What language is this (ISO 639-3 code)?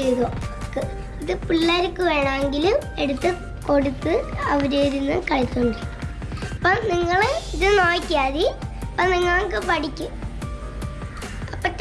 mal